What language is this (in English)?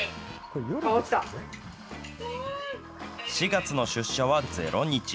Japanese